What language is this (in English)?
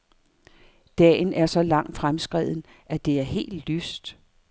Danish